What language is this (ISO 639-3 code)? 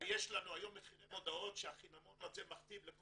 heb